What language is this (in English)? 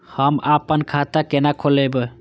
Maithili